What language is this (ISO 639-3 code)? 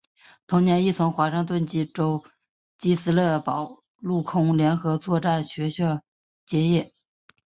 zho